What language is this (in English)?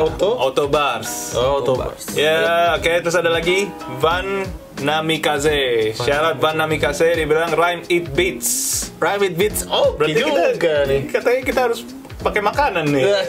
Indonesian